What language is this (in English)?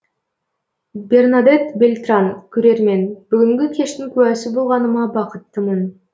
Kazakh